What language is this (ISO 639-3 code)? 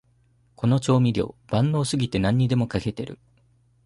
jpn